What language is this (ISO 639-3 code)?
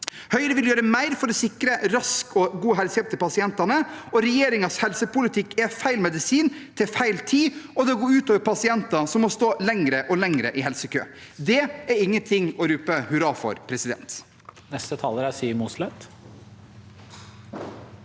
nor